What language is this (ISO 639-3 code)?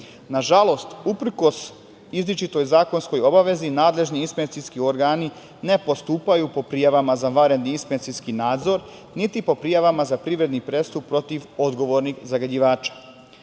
srp